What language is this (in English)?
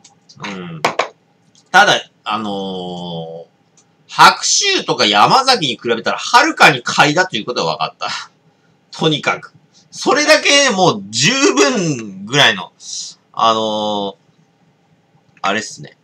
Japanese